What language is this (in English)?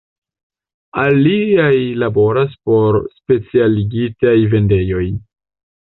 Esperanto